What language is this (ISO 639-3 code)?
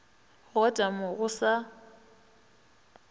nso